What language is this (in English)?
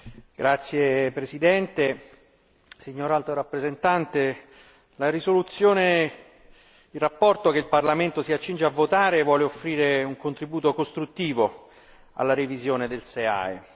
Italian